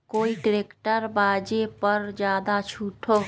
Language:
Magahi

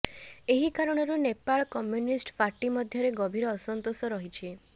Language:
Odia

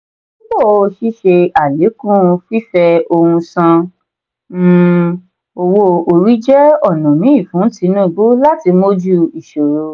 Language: Yoruba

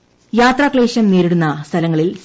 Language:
Malayalam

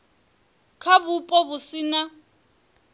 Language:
Venda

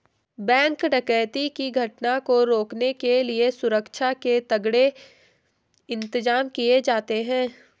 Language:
Hindi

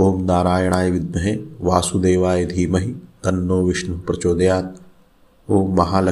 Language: Hindi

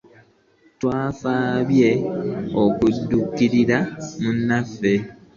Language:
Ganda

